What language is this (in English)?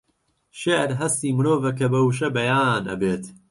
Central Kurdish